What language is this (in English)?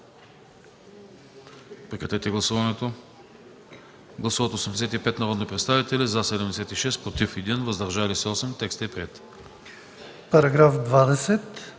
Bulgarian